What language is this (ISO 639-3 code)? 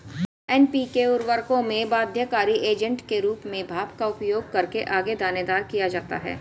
hin